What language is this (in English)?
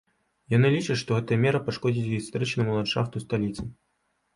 Belarusian